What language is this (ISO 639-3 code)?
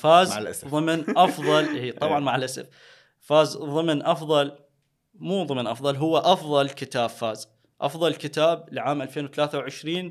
ara